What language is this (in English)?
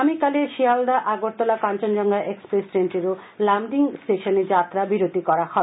Bangla